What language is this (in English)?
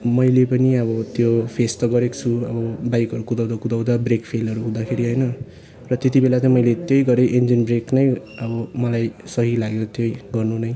Nepali